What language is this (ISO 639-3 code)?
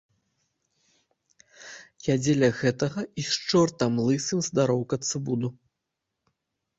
bel